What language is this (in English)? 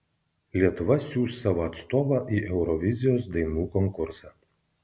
Lithuanian